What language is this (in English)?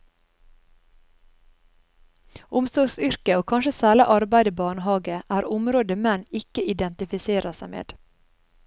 Norwegian